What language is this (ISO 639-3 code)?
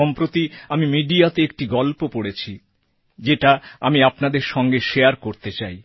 ben